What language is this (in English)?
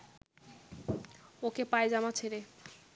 Bangla